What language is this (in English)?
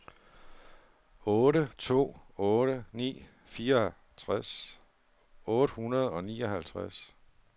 Danish